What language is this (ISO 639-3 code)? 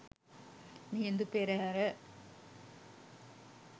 sin